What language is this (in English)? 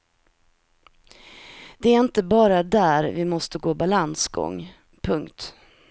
Swedish